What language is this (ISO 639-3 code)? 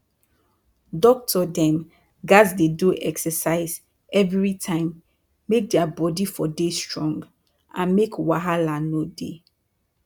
pcm